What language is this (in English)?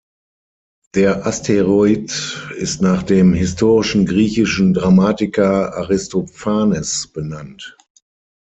German